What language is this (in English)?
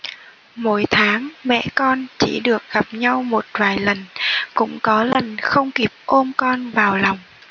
Vietnamese